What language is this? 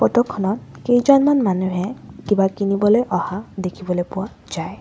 Assamese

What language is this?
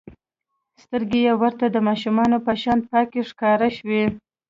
Pashto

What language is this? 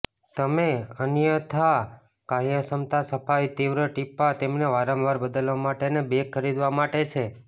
Gujarati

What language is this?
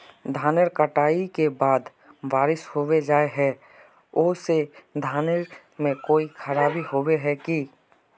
Magahi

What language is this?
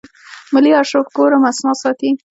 Pashto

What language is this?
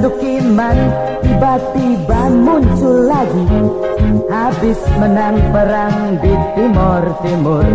Indonesian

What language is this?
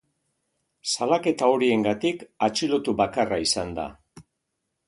Basque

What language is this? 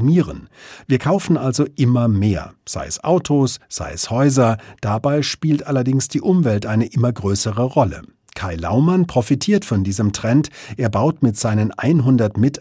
German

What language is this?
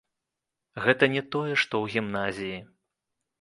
Belarusian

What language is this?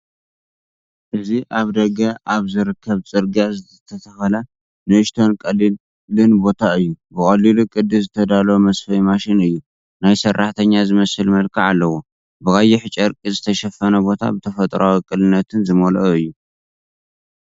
Tigrinya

